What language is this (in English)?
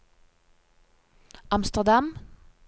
Norwegian